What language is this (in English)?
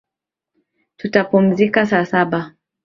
Swahili